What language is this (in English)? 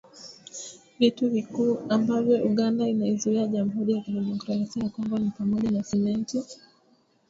Swahili